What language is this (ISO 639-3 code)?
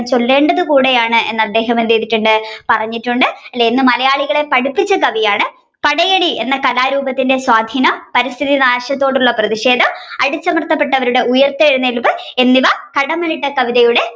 mal